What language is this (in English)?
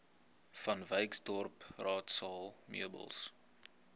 Afrikaans